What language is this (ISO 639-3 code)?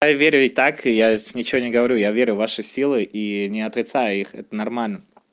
rus